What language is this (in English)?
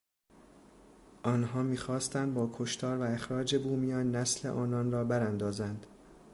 Persian